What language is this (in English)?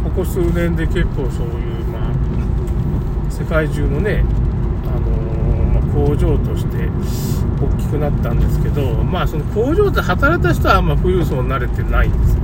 Japanese